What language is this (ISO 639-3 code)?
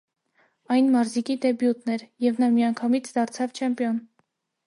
hye